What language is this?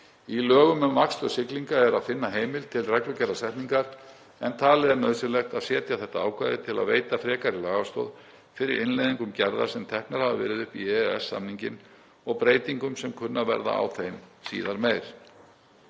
Icelandic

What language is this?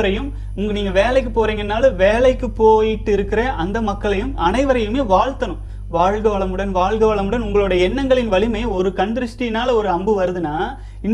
Tamil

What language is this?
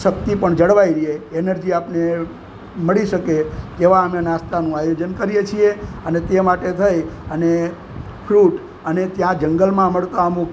Gujarati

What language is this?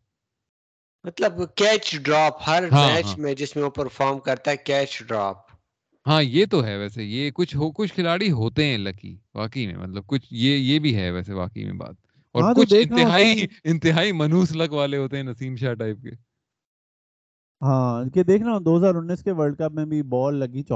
Urdu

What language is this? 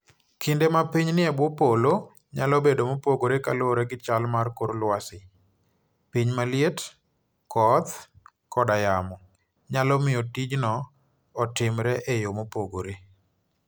Luo (Kenya and Tanzania)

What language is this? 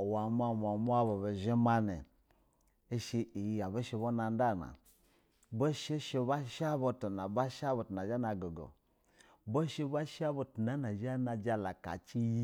Basa (Nigeria)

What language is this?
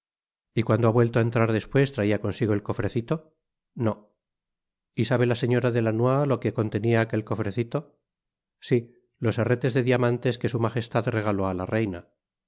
Spanish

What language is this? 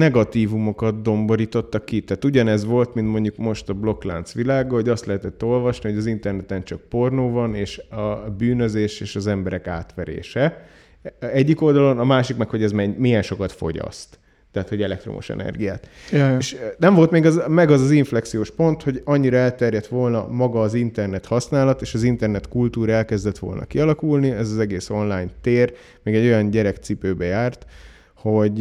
Hungarian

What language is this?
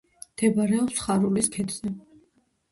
Georgian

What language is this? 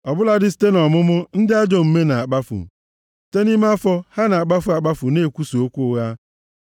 Igbo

